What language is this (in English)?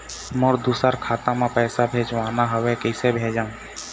Chhattisgarhi